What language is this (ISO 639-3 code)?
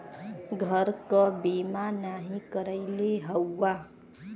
bho